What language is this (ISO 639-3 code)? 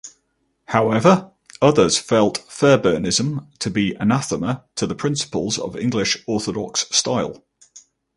eng